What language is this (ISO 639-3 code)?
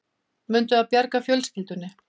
isl